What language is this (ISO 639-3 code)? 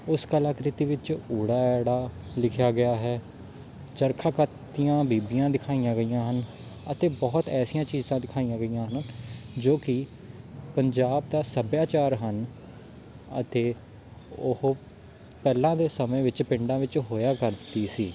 pan